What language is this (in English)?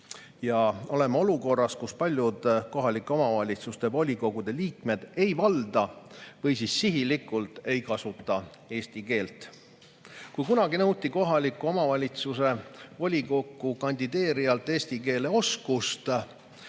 Estonian